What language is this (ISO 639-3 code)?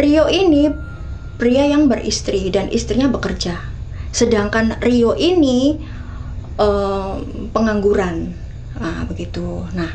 ind